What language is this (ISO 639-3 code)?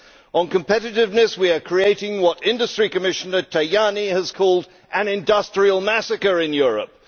eng